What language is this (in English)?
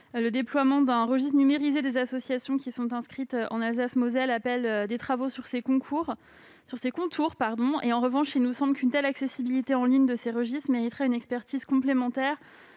French